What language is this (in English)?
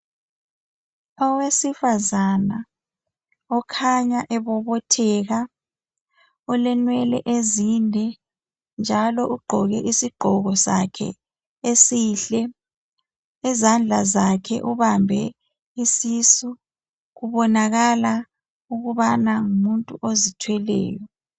North Ndebele